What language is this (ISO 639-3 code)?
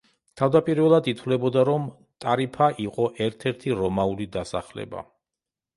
kat